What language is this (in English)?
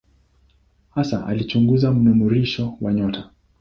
Swahili